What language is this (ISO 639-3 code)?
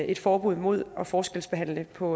dan